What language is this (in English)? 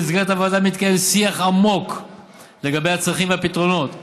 Hebrew